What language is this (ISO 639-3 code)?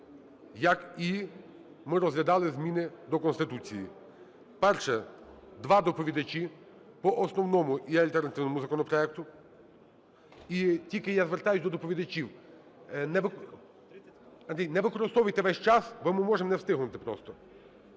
ukr